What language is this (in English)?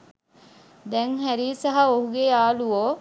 Sinhala